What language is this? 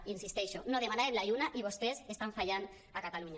Catalan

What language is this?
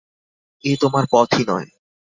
Bangla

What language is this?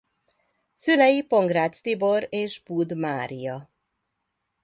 Hungarian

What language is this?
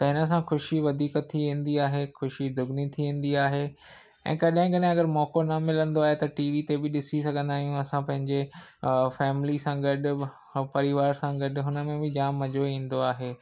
Sindhi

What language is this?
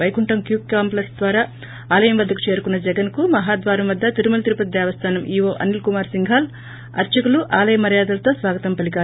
Telugu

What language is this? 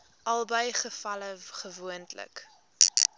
Afrikaans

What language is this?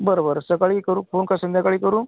Marathi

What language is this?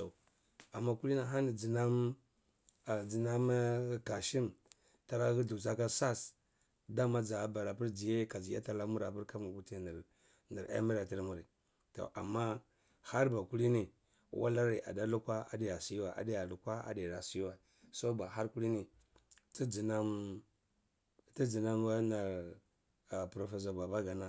Cibak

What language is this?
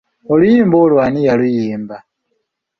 Ganda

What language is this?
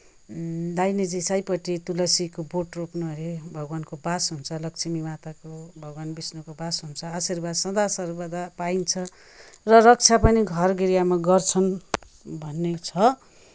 Nepali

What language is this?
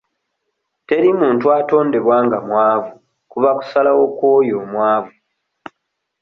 Ganda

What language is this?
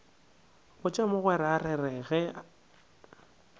Northern Sotho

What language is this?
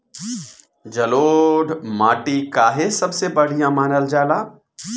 Bhojpuri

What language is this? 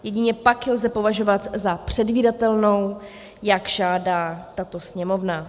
Czech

